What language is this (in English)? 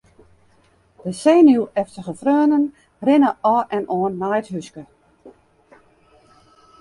Western Frisian